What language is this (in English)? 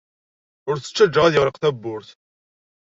Kabyle